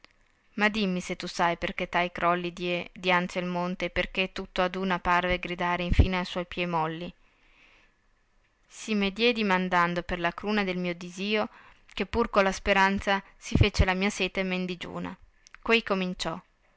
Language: Italian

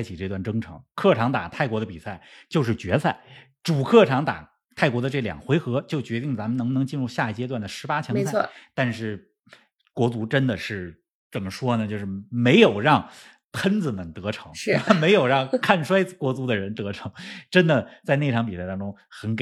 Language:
Chinese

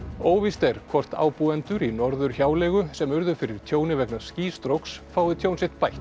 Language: Icelandic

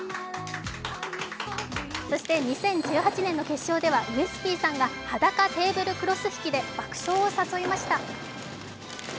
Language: Japanese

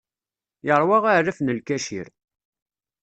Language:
Kabyle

